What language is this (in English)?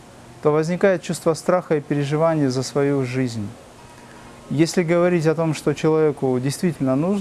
Russian